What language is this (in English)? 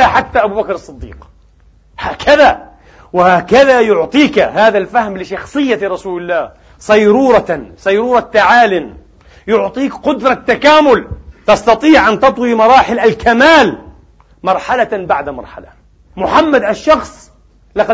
Arabic